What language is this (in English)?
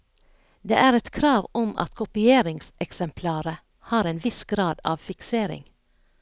Norwegian